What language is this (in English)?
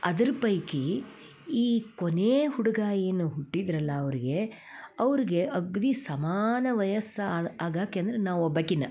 Kannada